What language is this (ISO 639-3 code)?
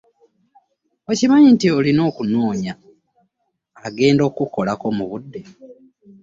lug